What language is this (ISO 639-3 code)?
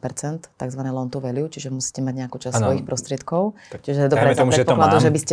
slk